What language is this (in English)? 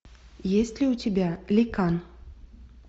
Russian